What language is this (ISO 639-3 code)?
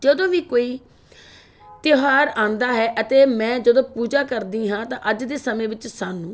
pan